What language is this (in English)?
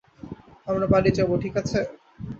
Bangla